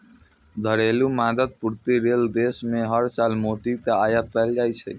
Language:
Maithili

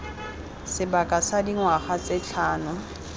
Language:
Tswana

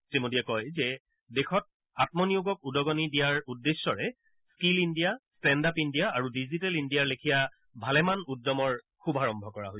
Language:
Assamese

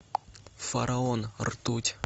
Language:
Russian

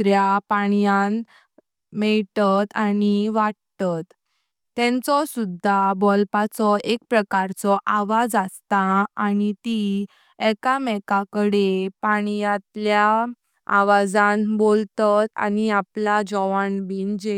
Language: Konkani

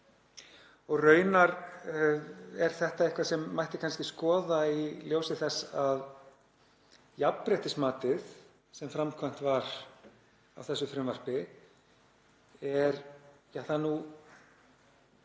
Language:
Icelandic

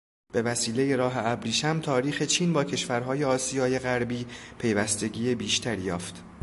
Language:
Persian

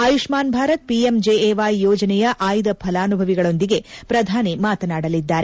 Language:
Kannada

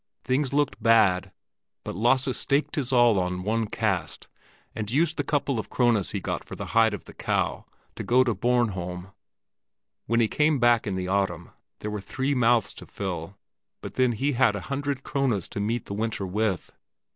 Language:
English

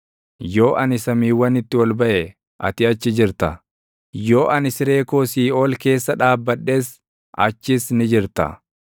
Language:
Oromo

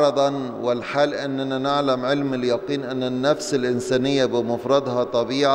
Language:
Arabic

